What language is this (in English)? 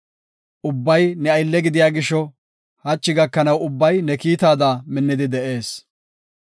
Gofa